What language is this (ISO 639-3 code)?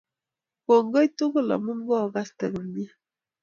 kln